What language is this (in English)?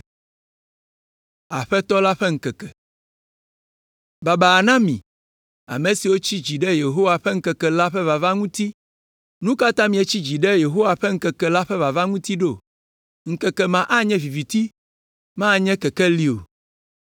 Ewe